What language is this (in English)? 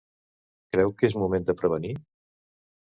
Catalan